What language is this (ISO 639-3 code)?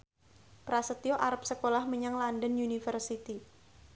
jav